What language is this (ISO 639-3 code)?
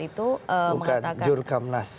ind